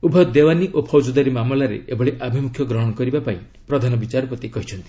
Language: Odia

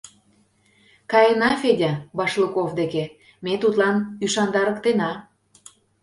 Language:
Mari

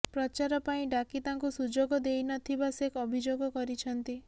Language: Odia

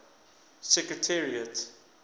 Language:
English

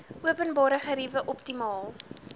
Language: Afrikaans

